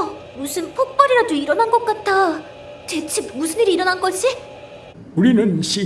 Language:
Korean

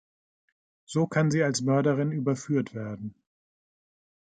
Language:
German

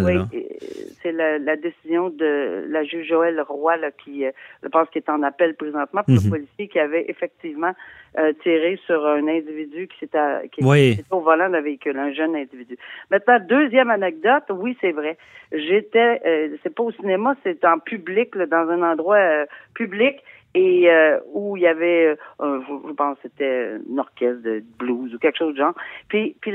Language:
French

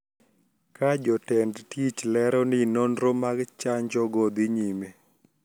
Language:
Luo (Kenya and Tanzania)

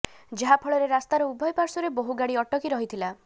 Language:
Odia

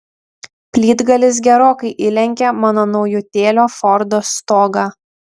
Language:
Lithuanian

